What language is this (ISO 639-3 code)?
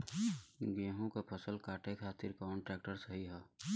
bho